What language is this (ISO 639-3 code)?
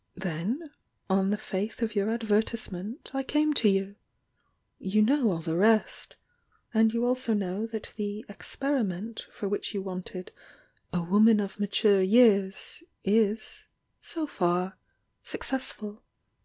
eng